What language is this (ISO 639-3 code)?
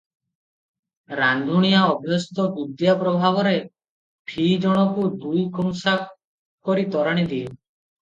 ori